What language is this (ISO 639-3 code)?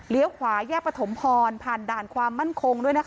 tha